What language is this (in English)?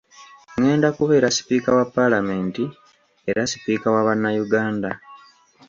Ganda